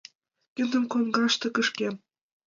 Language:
Mari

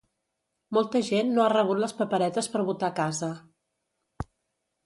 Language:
Catalan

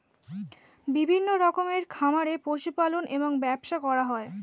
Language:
Bangla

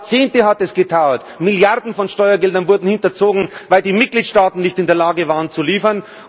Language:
German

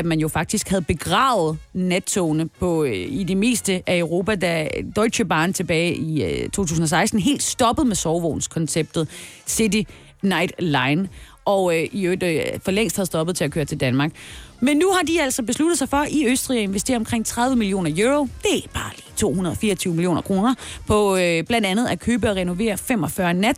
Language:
Danish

